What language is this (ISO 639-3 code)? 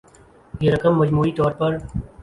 urd